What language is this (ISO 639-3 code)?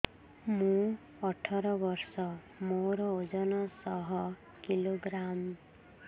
ori